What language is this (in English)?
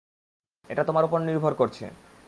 Bangla